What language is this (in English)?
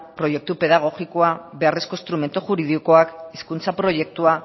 Basque